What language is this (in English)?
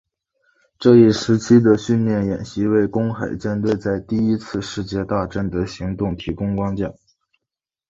Chinese